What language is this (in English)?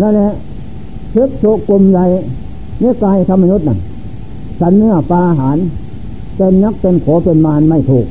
Thai